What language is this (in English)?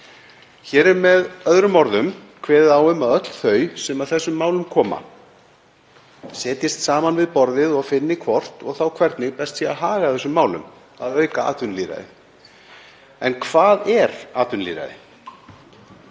Icelandic